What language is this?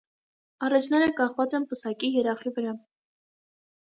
Armenian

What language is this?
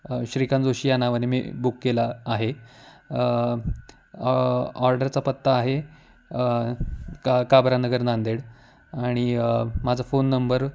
Marathi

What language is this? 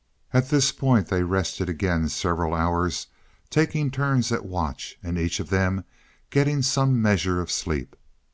English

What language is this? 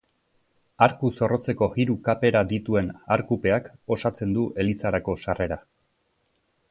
Basque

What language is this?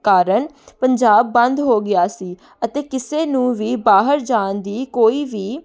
Punjabi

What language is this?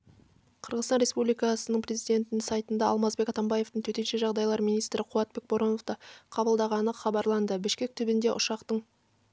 Kazakh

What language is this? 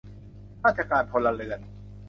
Thai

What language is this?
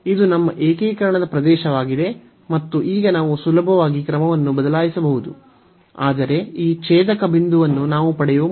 Kannada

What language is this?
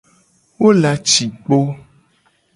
Gen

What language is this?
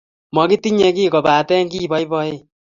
Kalenjin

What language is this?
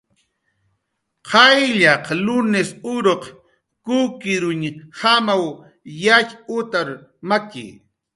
Jaqaru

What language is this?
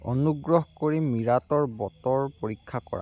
Assamese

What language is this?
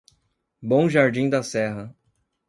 Portuguese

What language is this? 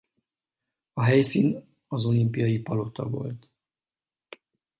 Hungarian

